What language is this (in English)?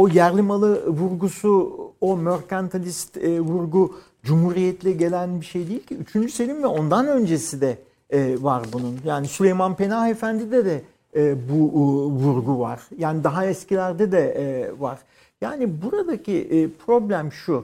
Turkish